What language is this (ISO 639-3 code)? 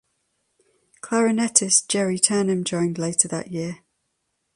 eng